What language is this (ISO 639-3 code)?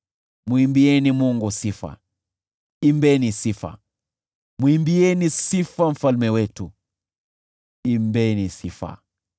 swa